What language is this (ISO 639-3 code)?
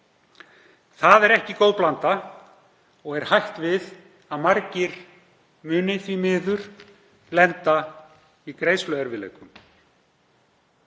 isl